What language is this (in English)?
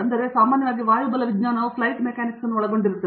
Kannada